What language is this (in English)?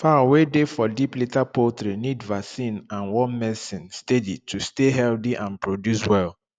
Nigerian Pidgin